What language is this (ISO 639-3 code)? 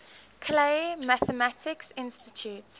eng